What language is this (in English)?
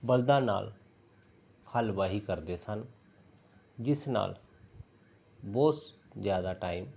Punjabi